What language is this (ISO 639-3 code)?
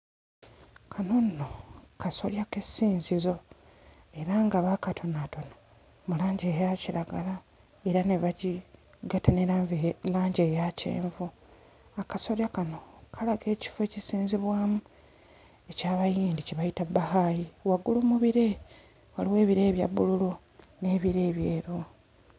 lug